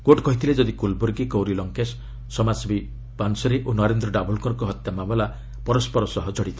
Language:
Odia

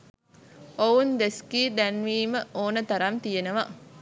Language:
Sinhala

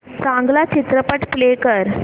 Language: Marathi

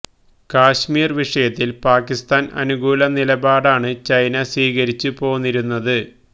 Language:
Malayalam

